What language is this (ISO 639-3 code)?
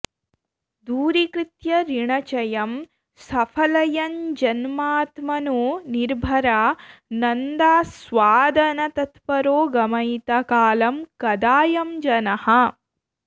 san